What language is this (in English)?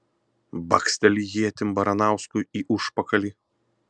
Lithuanian